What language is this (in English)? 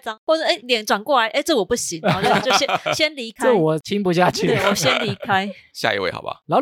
Chinese